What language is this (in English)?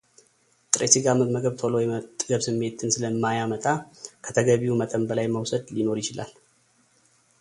Amharic